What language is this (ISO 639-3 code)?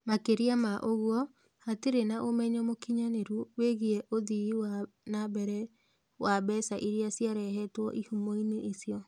kik